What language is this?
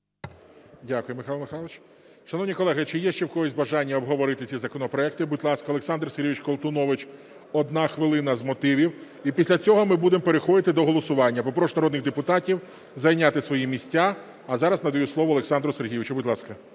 Ukrainian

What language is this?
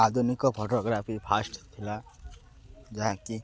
Odia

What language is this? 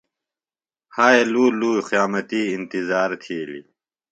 Phalura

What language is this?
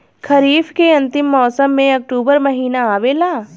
Bhojpuri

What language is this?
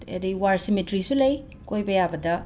Manipuri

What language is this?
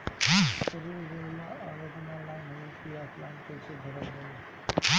Bhojpuri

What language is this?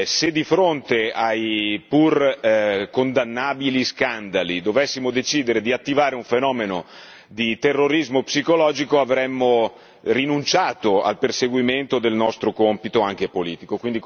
Italian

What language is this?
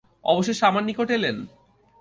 Bangla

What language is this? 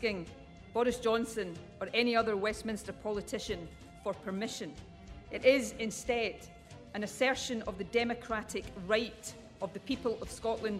Hebrew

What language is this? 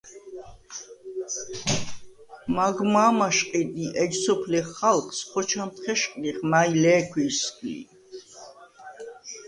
Svan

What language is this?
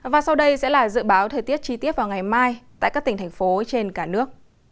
Vietnamese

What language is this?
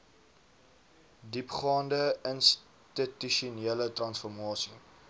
Afrikaans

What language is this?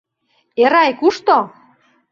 Mari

